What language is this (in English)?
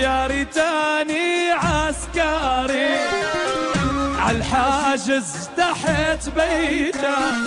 Arabic